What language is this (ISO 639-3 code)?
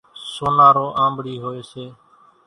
gjk